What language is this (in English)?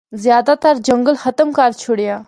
Northern Hindko